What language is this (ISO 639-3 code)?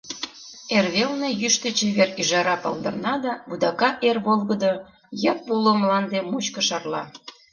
chm